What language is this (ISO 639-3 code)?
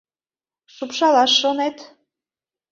chm